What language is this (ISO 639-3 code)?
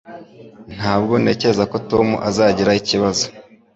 kin